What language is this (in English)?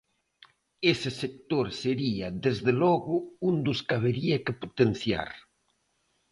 Galician